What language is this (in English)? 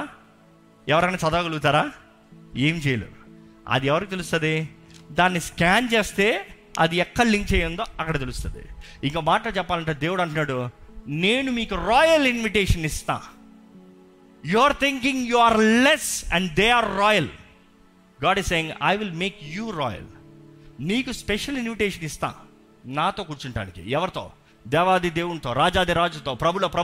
Telugu